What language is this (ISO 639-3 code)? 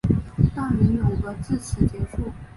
zho